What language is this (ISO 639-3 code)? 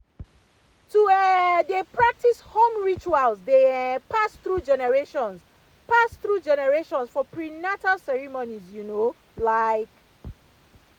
pcm